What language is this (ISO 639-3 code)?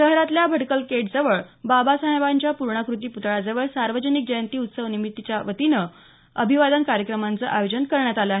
mar